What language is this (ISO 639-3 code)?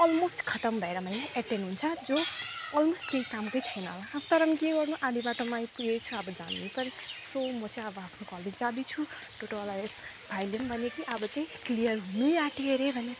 nep